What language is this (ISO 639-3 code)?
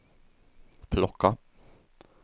swe